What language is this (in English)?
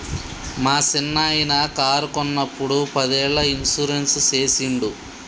Telugu